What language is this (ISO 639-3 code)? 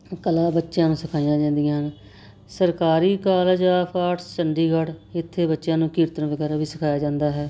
pan